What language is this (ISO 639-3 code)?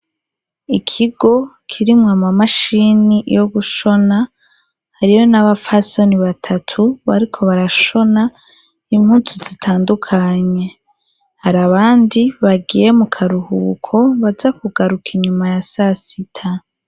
run